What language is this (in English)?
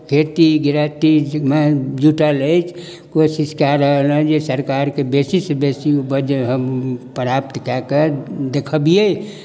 Maithili